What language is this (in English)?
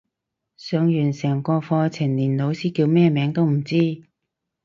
Cantonese